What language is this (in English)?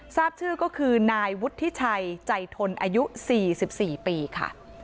Thai